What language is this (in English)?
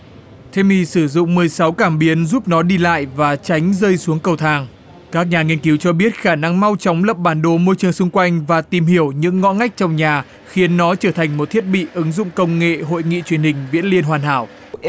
Vietnamese